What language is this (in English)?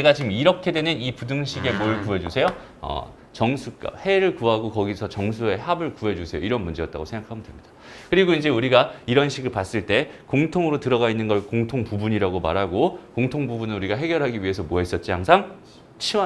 Korean